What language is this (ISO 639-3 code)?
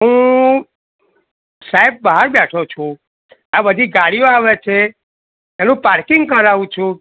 guj